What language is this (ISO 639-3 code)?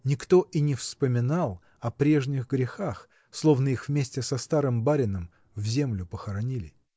rus